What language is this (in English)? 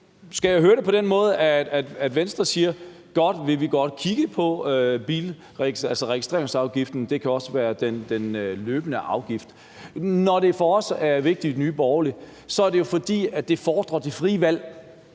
Danish